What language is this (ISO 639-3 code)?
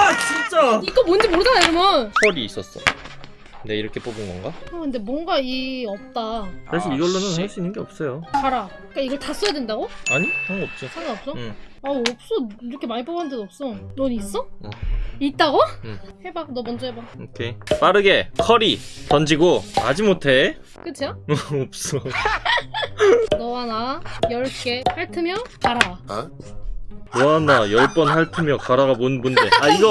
kor